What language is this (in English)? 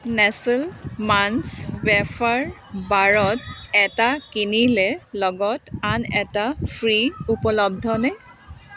Assamese